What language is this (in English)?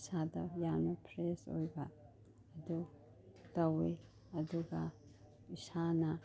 Manipuri